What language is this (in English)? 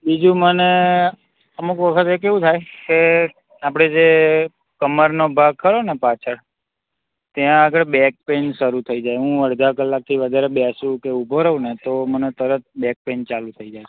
Gujarati